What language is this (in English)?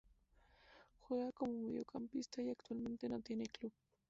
Spanish